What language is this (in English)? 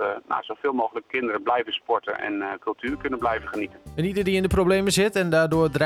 Dutch